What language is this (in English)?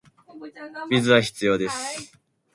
Japanese